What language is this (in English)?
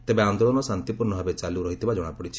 Odia